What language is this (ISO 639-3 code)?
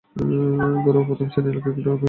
ben